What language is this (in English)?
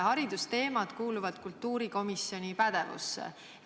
Estonian